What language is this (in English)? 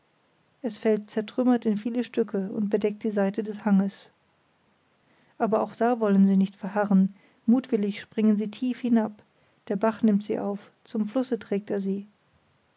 German